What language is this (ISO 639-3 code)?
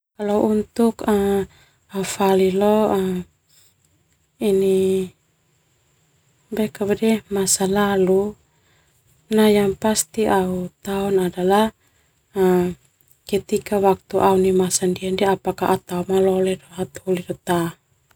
twu